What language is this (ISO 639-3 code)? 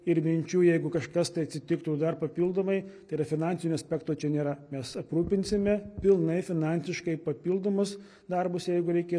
lit